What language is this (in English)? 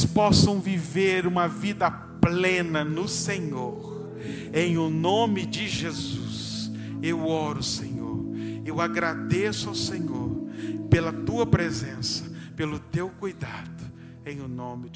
Portuguese